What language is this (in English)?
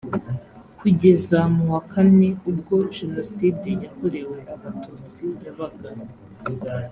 Kinyarwanda